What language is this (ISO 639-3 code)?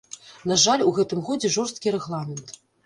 bel